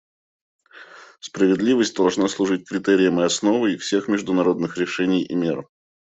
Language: Russian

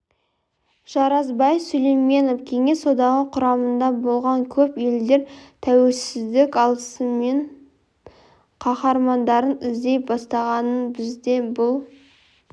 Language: Kazakh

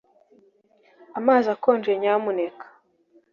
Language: Kinyarwanda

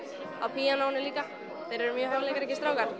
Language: Icelandic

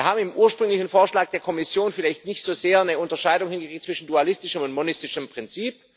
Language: German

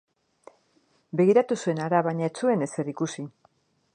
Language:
Basque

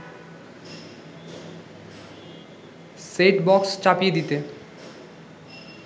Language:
Bangla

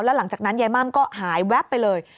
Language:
Thai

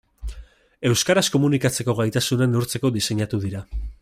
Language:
Basque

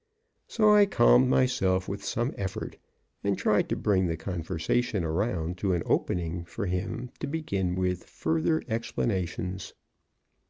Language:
English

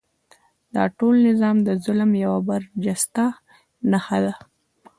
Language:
Pashto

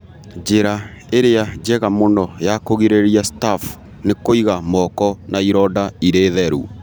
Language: Kikuyu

